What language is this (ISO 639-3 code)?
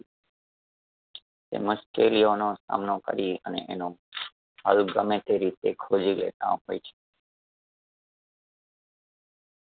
guj